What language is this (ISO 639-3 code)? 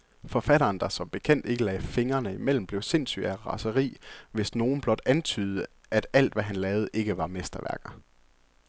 dan